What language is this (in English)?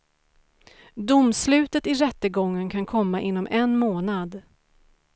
Swedish